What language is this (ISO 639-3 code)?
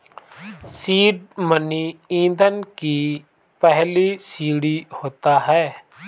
hin